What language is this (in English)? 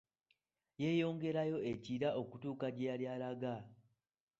Ganda